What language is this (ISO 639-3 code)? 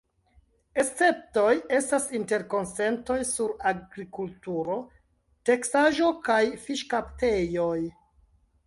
epo